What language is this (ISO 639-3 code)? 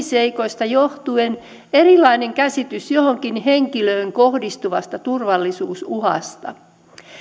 fin